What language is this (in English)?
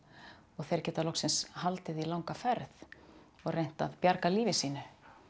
Icelandic